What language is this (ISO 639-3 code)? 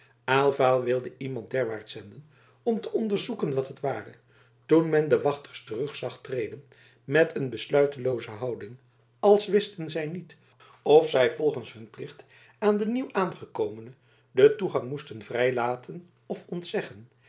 nld